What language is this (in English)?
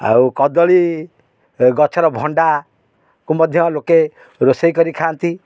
Odia